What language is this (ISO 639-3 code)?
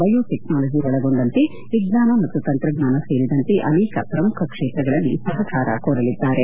kan